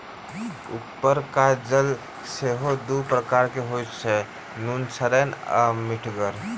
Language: Maithili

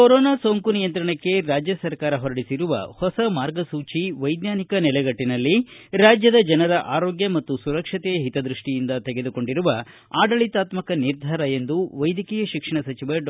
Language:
Kannada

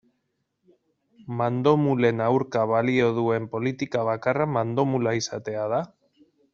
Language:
Basque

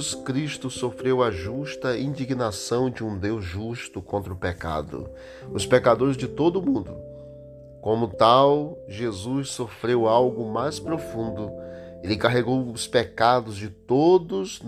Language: Portuguese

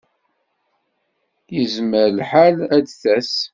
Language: Kabyle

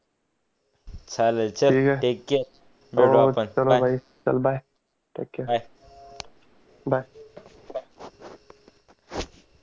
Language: Marathi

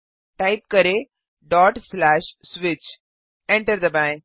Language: Hindi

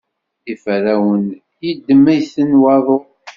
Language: Kabyle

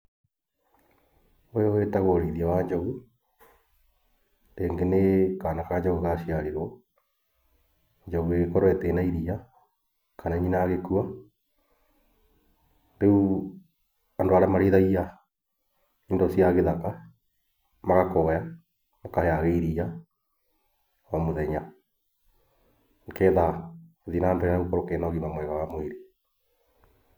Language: Kikuyu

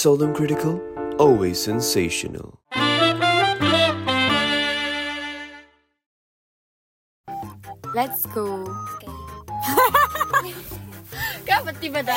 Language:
Malay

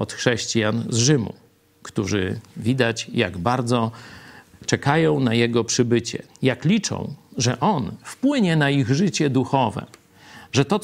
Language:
Polish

